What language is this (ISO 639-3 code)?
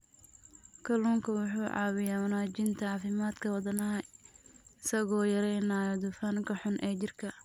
som